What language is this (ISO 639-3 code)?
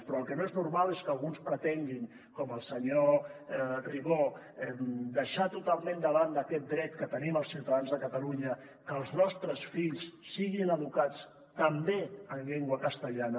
cat